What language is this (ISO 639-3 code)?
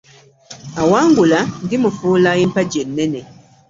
lug